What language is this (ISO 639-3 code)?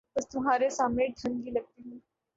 urd